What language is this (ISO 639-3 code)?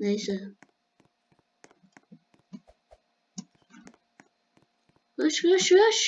tur